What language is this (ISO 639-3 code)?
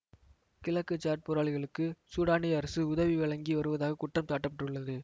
tam